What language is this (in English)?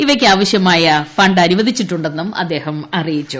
Malayalam